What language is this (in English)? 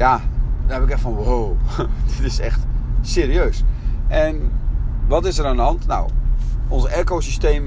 Dutch